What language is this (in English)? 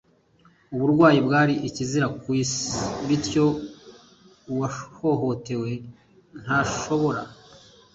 Kinyarwanda